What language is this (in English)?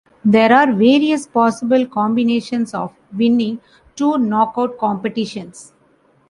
English